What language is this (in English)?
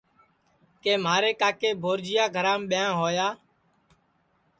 Sansi